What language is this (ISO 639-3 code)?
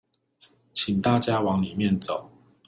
zho